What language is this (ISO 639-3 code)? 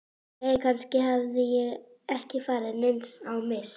isl